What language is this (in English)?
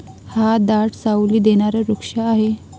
Marathi